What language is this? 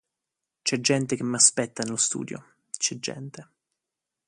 Italian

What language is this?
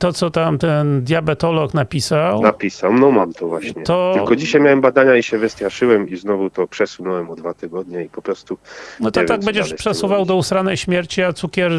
Polish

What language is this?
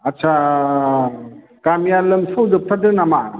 Bodo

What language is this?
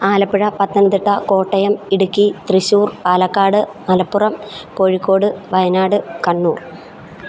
Malayalam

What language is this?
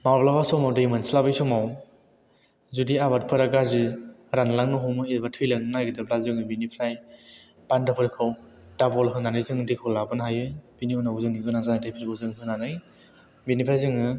Bodo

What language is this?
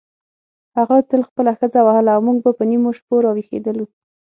Pashto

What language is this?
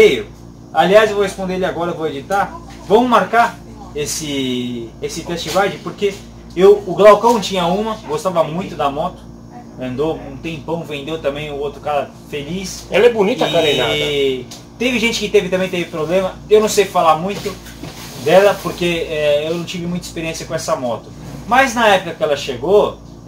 Portuguese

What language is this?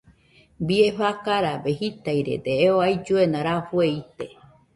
Nüpode Huitoto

